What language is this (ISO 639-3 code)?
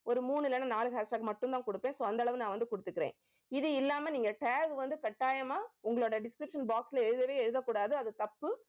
tam